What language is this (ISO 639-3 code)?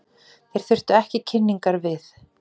isl